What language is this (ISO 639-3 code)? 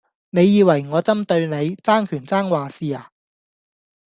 yue